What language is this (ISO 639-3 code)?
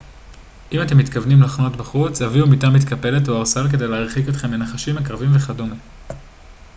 heb